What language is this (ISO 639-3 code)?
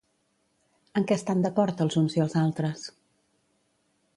cat